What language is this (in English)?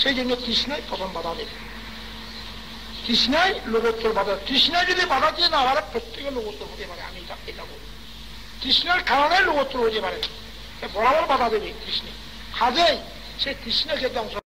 Turkish